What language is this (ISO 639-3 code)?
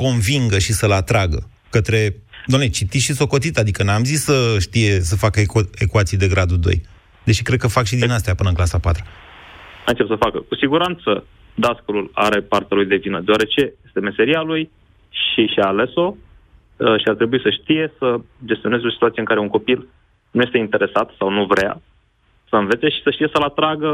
ron